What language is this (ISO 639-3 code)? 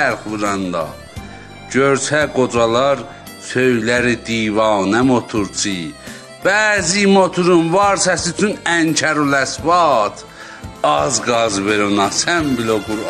fas